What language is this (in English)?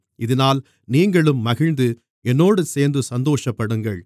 Tamil